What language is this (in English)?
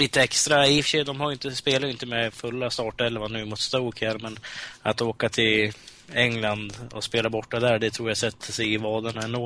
Swedish